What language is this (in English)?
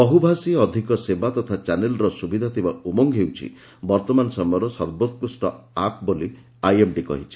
Odia